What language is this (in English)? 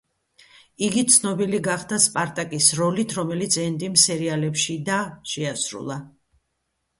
Georgian